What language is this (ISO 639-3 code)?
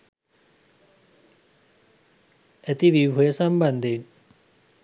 sin